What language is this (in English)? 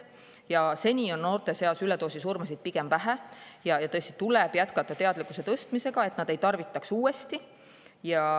Estonian